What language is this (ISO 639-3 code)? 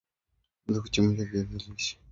swa